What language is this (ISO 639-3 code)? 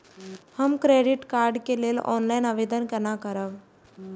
mai